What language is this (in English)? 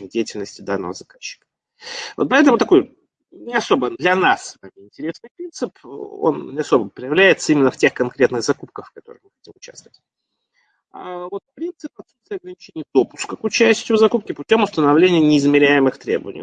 Russian